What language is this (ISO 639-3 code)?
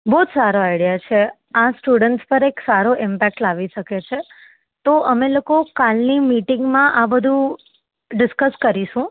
guj